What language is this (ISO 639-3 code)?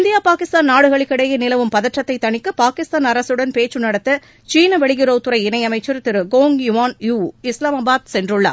tam